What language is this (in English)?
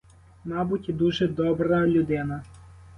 Ukrainian